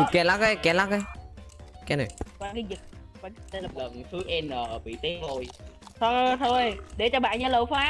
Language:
Vietnamese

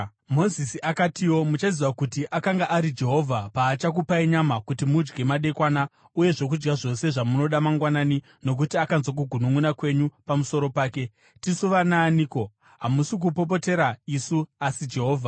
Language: Shona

